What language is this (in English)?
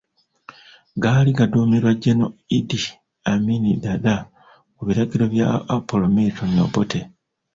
Ganda